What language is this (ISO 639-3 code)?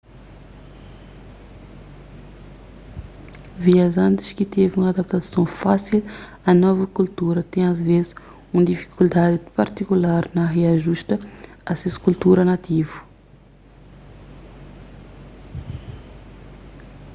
kea